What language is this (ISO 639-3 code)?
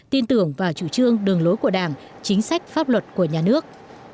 vie